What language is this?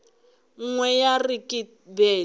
Northern Sotho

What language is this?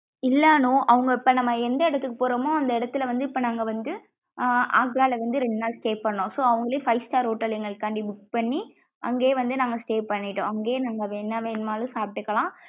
Tamil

